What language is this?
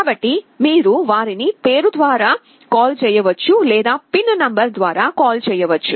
Telugu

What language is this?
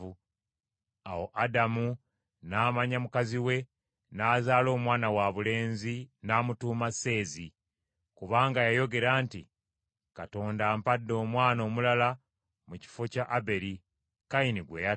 Ganda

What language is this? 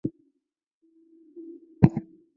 Chinese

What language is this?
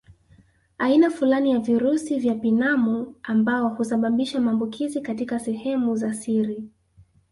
Swahili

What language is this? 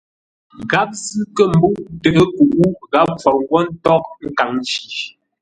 Ngombale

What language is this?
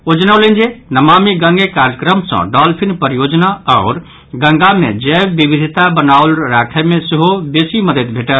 Maithili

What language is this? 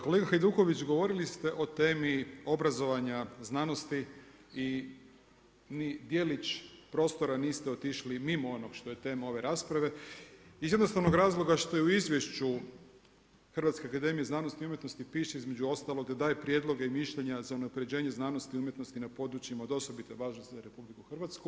Croatian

